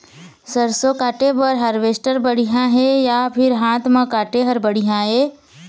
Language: Chhattisgarhi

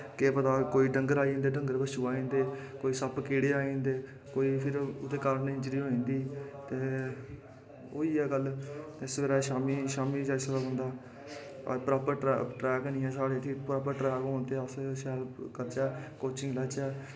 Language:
Dogri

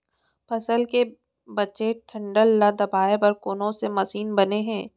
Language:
Chhattisgarhi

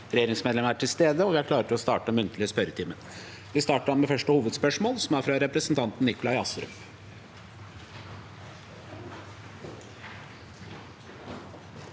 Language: Norwegian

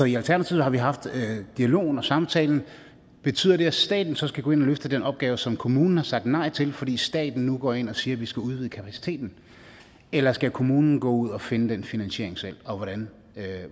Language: Danish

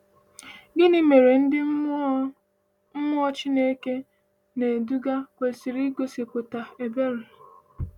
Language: Igbo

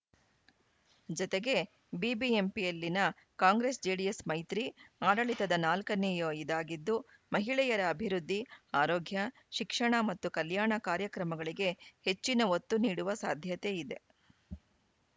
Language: Kannada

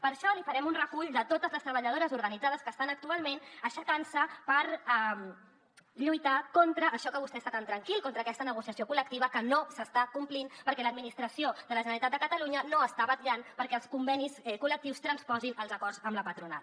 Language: Catalan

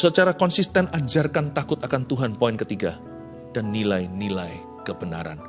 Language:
Indonesian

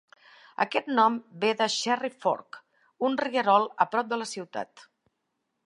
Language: Catalan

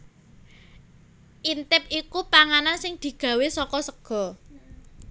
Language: Javanese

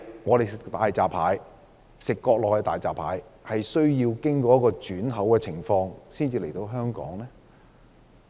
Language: Cantonese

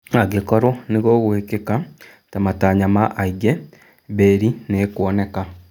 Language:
Kikuyu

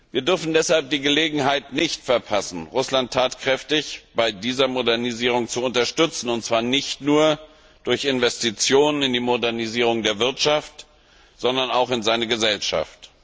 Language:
German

